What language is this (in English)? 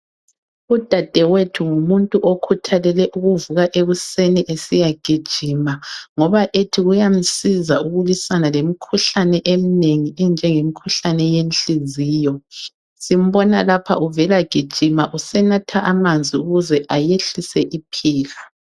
North Ndebele